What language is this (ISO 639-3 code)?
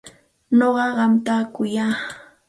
qxt